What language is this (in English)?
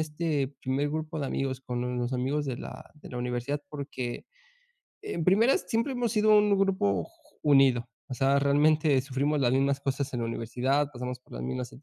Spanish